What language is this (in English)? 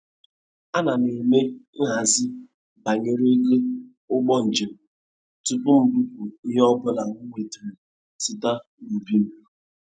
Igbo